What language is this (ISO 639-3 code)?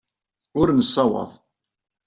kab